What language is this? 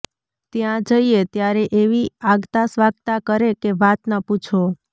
Gujarati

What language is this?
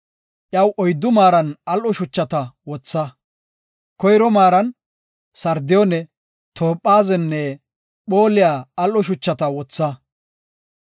Gofa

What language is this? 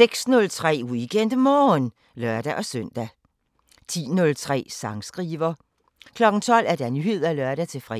Danish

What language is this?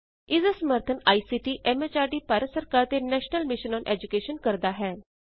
Punjabi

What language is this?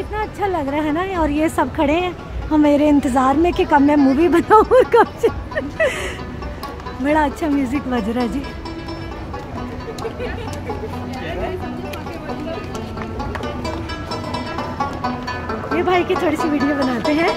Romanian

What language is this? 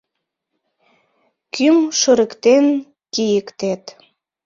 Mari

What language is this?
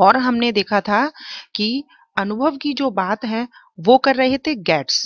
Hindi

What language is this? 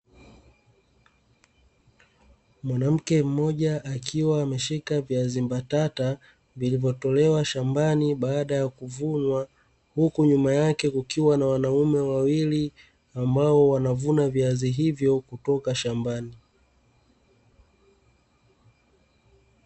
Swahili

